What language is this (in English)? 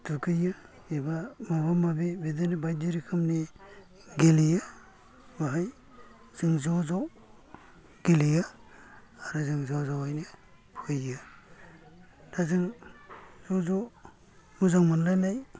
Bodo